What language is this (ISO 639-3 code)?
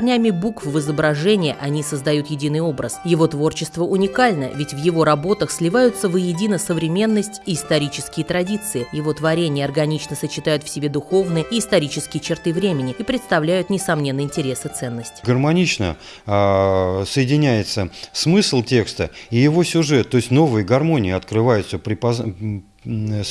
rus